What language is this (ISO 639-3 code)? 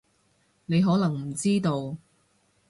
yue